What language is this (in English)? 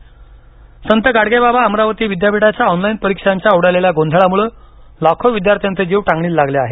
Marathi